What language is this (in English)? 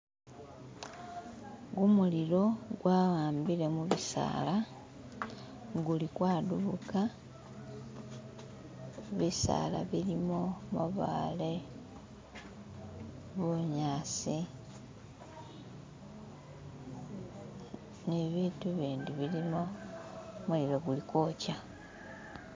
Masaaba